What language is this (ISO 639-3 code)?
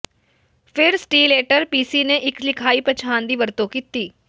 pan